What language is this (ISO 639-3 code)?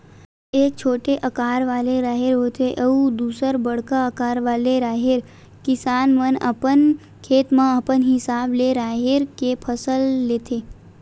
hne